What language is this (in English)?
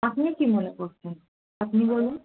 Bangla